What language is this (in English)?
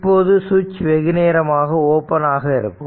Tamil